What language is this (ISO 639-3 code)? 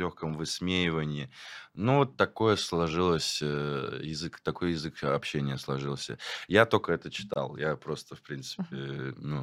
rus